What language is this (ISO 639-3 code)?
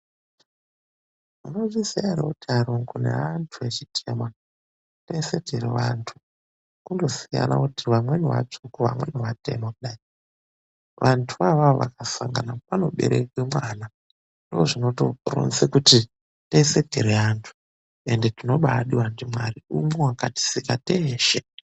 ndc